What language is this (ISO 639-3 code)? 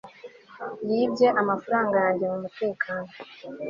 kin